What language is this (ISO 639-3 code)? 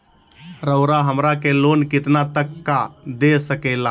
mag